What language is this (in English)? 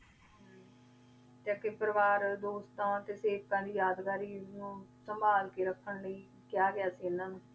Punjabi